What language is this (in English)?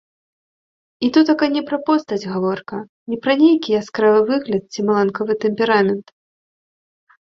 Belarusian